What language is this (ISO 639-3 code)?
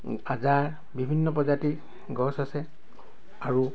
asm